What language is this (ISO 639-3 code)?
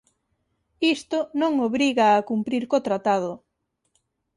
glg